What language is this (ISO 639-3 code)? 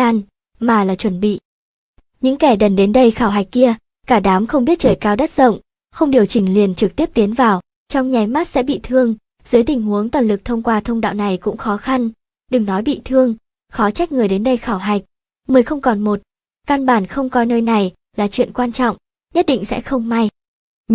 vie